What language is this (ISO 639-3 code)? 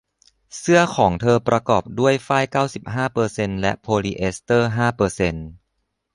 tha